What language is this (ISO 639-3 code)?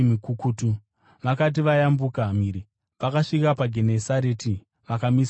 sna